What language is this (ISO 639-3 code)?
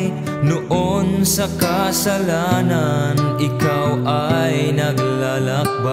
tha